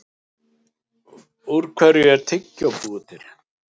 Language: Icelandic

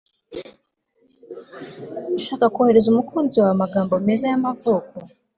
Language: Kinyarwanda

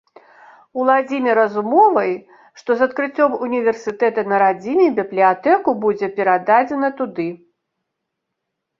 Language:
Belarusian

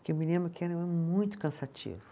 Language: Portuguese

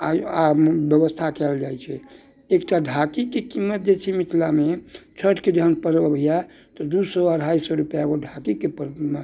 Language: Maithili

